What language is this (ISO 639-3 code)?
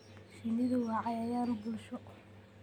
som